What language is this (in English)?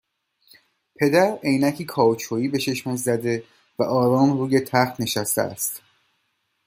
Persian